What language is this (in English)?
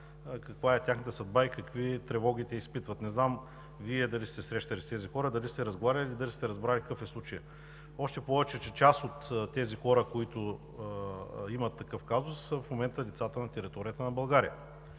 Bulgarian